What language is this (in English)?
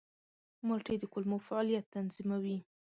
Pashto